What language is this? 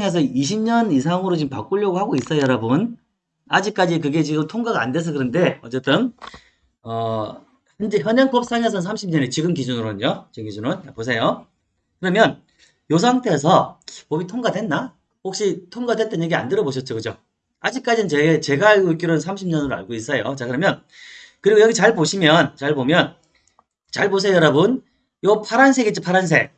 Korean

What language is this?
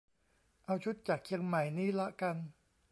Thai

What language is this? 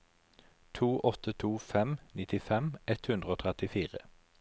Norwegian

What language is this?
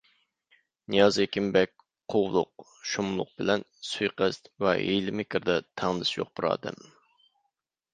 Uyghur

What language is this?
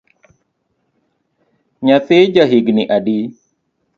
Luo (Kenya and Tanzania)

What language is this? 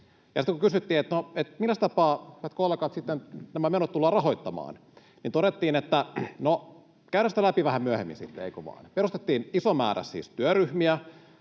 Finnish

